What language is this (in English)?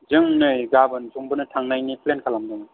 Bodo